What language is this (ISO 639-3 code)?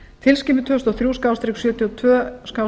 isl